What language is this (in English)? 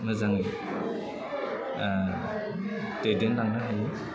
Bodo